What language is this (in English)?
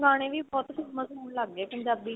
Punjabi